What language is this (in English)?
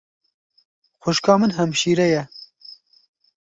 Kurdish